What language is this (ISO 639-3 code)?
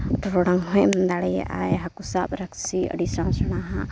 sat